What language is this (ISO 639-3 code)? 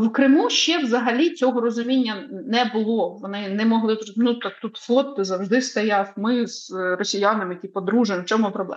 ukr